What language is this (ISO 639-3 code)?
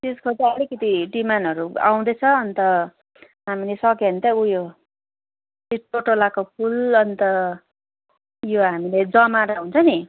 nep